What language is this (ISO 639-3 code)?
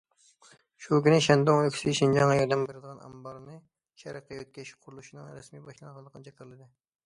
uig